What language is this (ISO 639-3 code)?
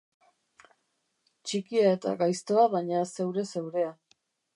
eus